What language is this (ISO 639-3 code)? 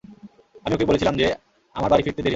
ben